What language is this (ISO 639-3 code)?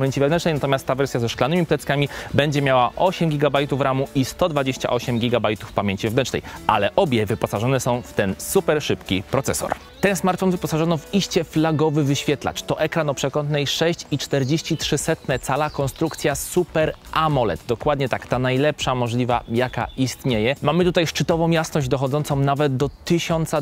pol